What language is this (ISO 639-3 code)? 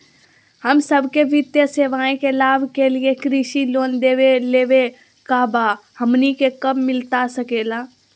mag